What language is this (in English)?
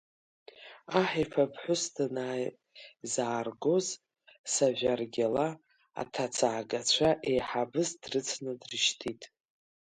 Abkhazian